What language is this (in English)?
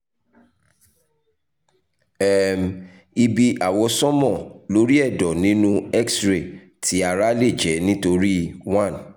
Yoruba